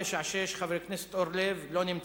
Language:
Hebrew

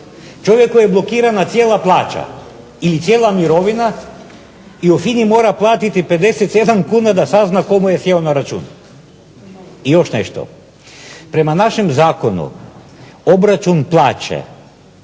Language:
Croatian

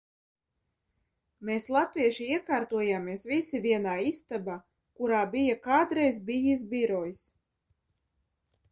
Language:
Latvian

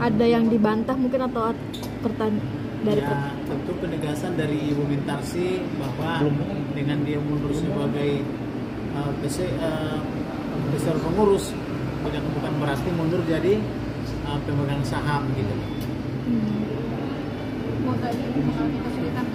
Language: Indonesian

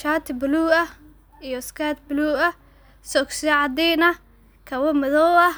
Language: Somali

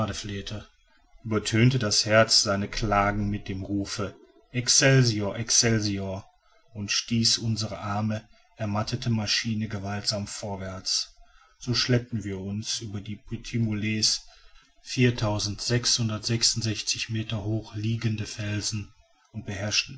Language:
German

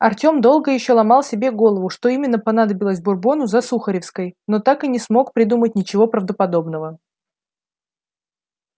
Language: Russian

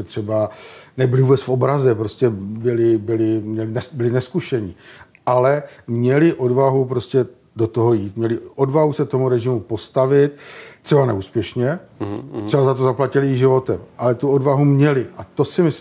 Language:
Czech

